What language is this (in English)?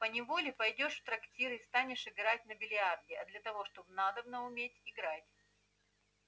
Russian